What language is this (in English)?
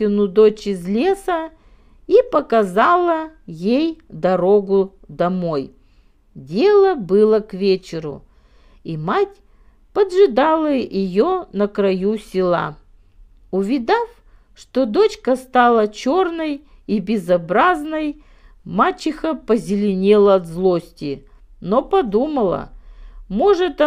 Russian